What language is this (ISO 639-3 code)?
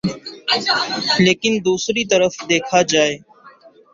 urd